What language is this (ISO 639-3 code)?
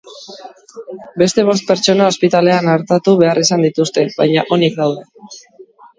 eus